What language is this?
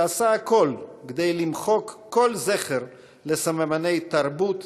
Hebrew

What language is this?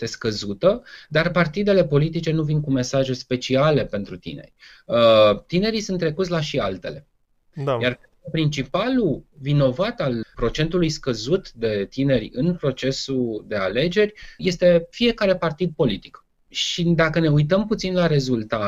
Romanian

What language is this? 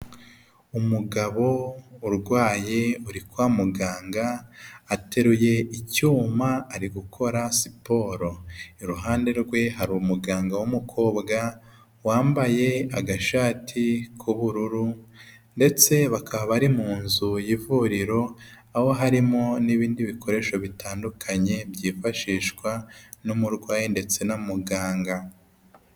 Kinyarwanda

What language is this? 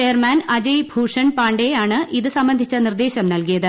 Malayalam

